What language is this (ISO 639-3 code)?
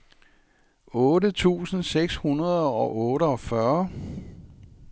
dan